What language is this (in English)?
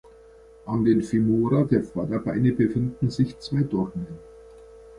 German